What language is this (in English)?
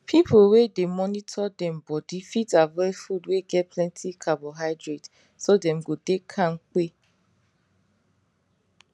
Nigerian Pidgin